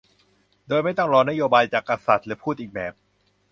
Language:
Thai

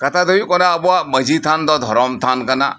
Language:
Santali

